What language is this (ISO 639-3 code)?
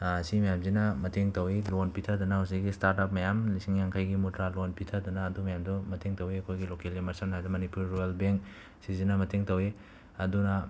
mni